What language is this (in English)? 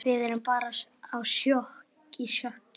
Icelandic